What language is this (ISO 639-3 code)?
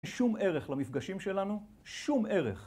heb